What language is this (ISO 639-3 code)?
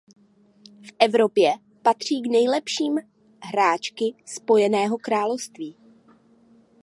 ces